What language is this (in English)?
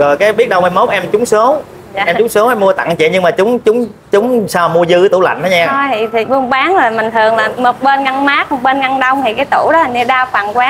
Vietnamese